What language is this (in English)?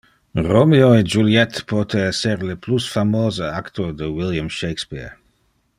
Interlingua